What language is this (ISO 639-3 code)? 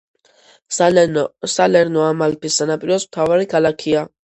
kat